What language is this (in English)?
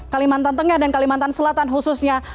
Indonesian